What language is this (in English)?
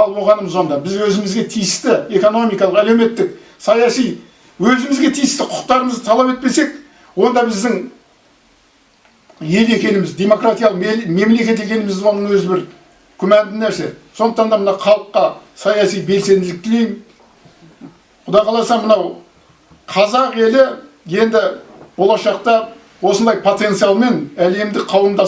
Kazakh